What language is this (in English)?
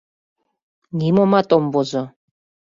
Mari